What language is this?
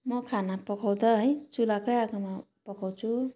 Nepali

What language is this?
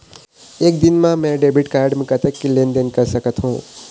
Chhattisgarhi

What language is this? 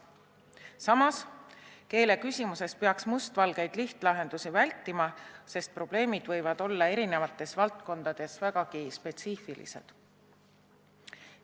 Estonian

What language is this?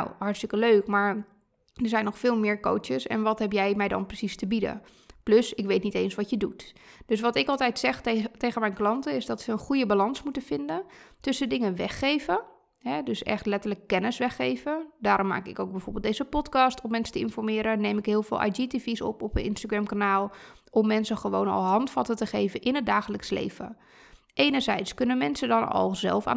Dutch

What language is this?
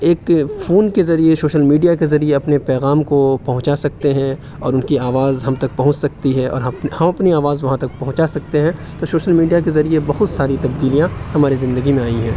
Urdu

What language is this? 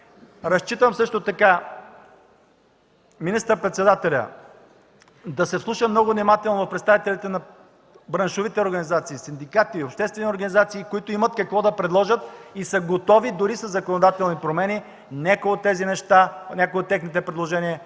Bulgarian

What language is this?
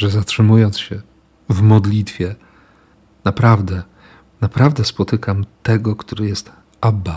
Polish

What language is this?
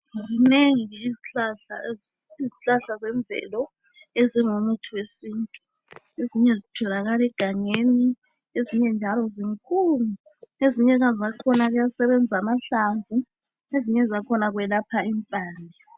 North Ndebele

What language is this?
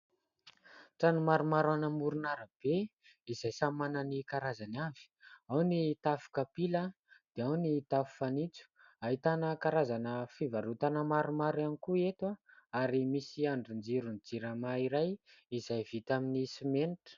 Malagasy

